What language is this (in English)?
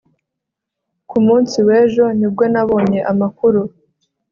Kinyarwanda